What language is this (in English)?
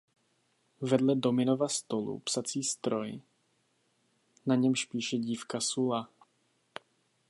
Czech